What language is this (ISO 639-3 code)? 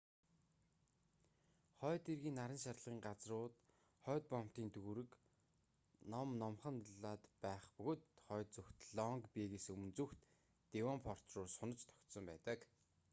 mon